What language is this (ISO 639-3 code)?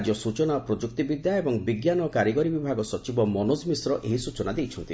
ori